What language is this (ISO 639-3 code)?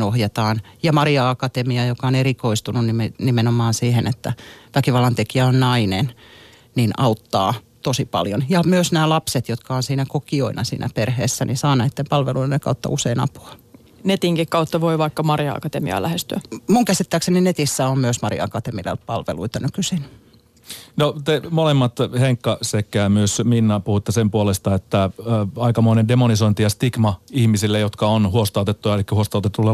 fin